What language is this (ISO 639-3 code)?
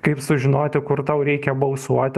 lit